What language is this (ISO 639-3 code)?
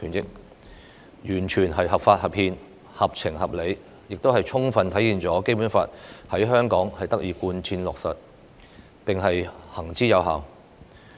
yue